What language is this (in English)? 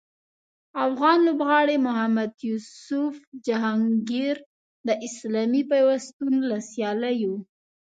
Pashto